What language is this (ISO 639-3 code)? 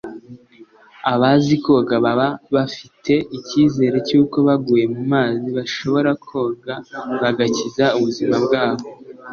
kin